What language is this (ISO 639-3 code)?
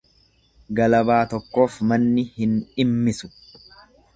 orm